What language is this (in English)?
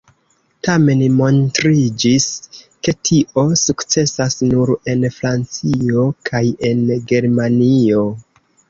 Esperanto